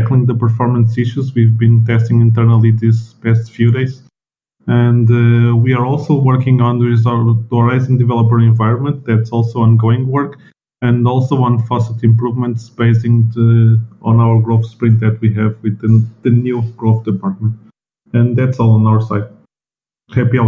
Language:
English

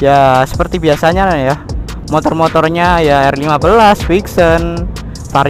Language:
Indonesian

